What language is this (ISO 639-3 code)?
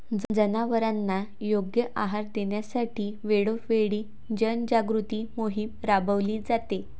mar